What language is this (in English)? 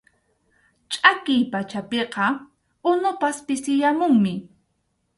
Arequipa-La Unión Quechua